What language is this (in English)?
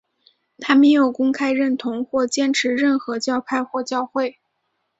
Chinese